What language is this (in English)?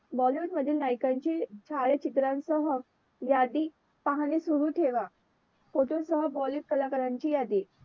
Marathi